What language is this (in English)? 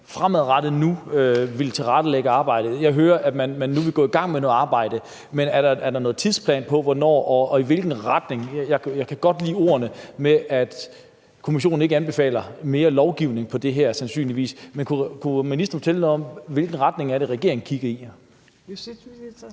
Danish